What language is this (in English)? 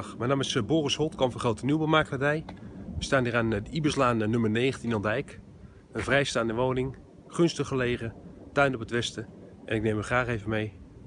Dutch